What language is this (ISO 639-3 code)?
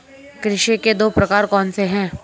hin